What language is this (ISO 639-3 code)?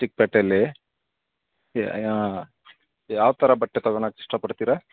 kan